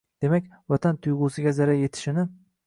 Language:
Uzbek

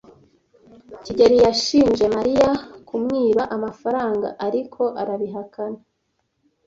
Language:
Kinyarwanda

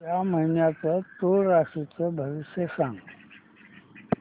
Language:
Marathi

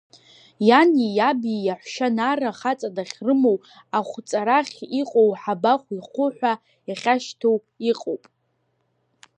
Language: Abkhazian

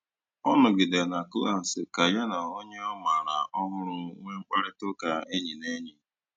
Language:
Igbo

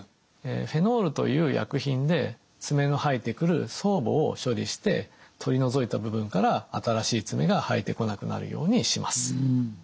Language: Japanese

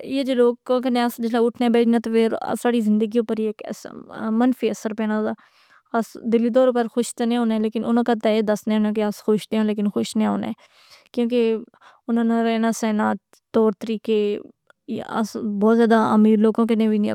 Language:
Pahari-Potwari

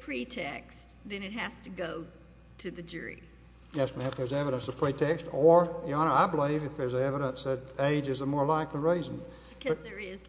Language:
English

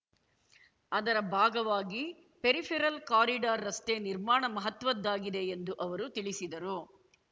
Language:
Kannada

